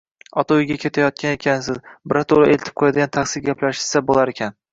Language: Uzbek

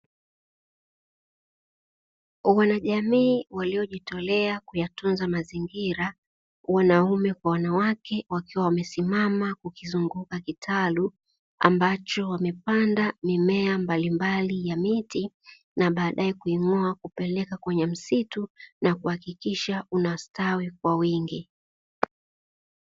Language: Swahili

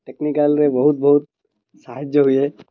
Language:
Odia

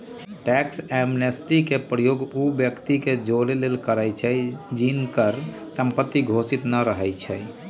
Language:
Magahi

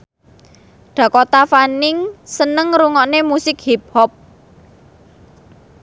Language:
Javanese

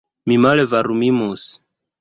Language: Esperanto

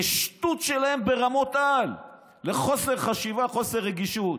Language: Hebrew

